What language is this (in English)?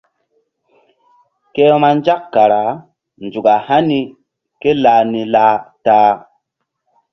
Mbum